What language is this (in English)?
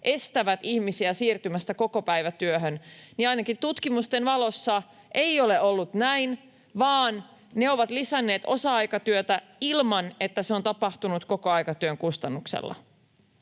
Finnish